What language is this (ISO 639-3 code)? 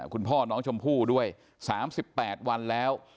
tha